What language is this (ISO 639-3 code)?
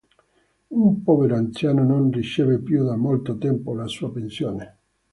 ita